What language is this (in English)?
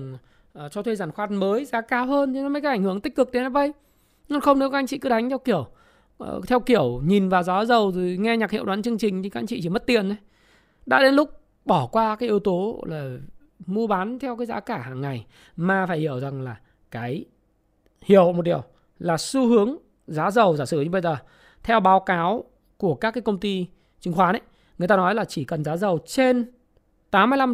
Vietnamese